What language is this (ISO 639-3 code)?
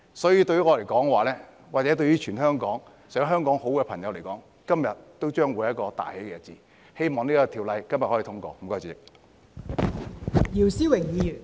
yue